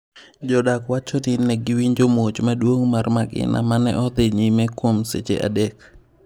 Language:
Luo (Kenya and Tanzania)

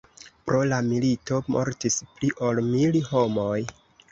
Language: Esperanto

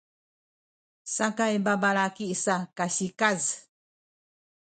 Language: Sakizaya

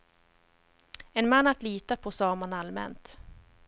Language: Swedish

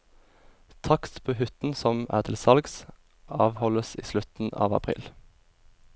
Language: Norwegian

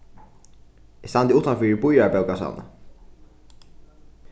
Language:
Faroese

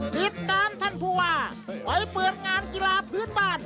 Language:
Thai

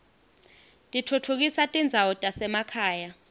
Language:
Swati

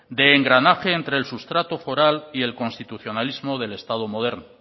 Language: Spanish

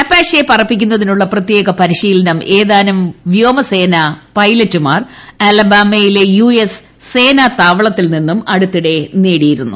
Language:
Malayalam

